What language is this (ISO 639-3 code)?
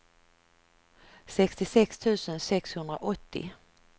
swe